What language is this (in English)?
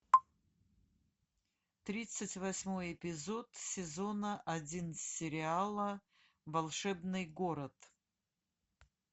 Russian